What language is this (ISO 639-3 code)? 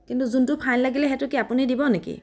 asm